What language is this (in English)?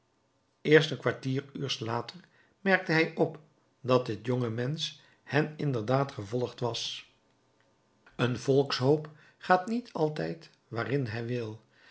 Dutch